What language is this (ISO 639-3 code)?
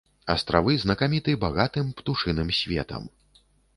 bel